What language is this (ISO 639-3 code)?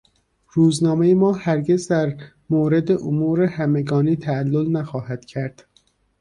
fas